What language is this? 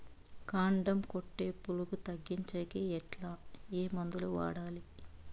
Telugu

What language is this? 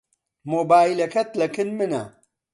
Central Kurdish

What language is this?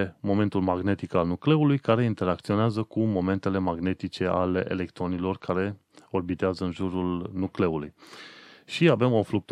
Romanian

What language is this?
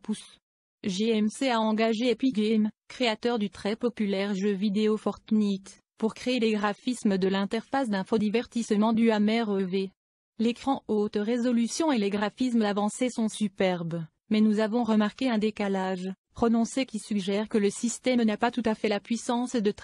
French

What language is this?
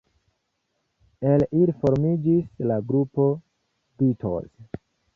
Esperanto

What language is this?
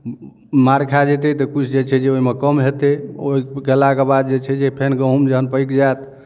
Maithili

